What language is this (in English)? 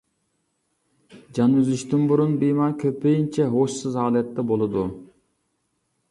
Uyghur